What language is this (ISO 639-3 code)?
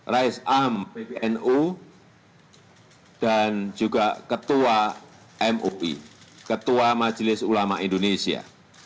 ind